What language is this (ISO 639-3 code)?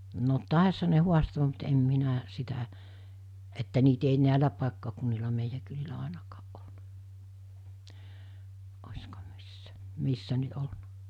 fin